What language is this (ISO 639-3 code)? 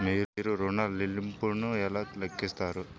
tel